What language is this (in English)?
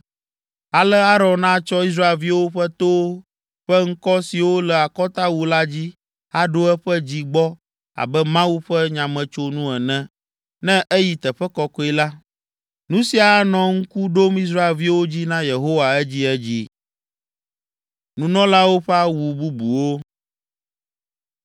Ewe